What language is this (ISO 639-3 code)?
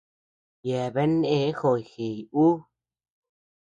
cux